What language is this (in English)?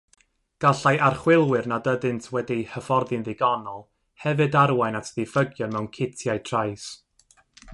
Welsh